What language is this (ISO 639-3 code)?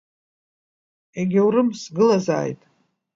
abk